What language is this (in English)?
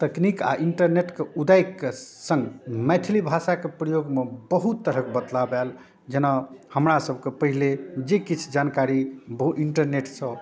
Maithili